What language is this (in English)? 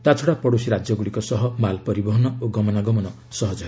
Odia